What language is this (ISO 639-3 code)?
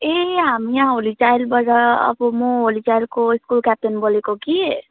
nep